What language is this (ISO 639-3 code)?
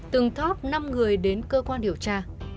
vie